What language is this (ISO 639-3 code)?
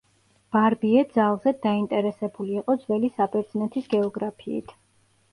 kat